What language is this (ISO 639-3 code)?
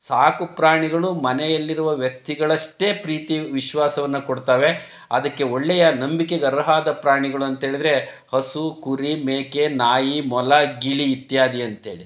kan